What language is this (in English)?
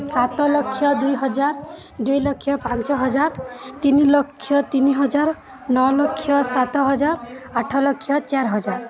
Odia